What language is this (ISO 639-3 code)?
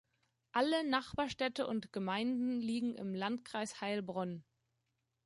deu